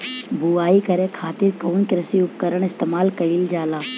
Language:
Bhojpuri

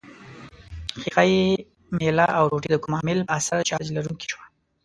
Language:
Pashto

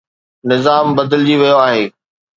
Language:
Sindhi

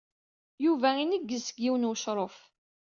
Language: Kabyle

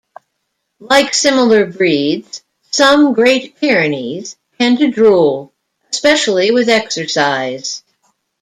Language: English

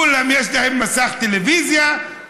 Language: Hebrew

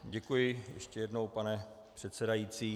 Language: Czech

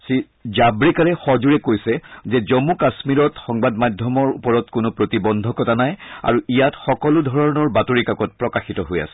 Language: Assamese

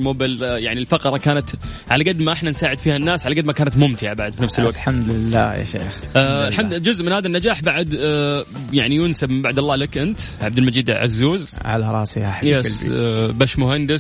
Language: Arabic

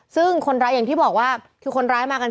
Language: Thai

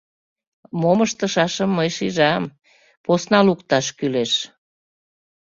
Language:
Mari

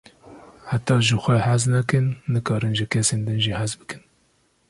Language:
Kurdish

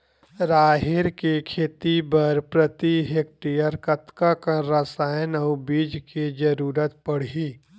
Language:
Chhattisgarhi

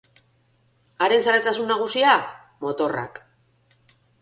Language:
Basque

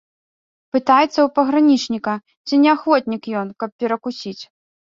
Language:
Belarusian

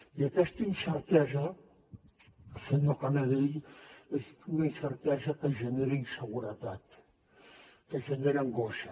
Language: Catalan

